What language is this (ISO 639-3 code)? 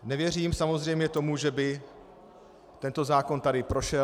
ces